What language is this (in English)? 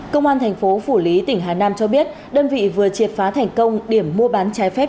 Vietnamese